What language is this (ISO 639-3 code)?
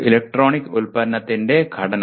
mal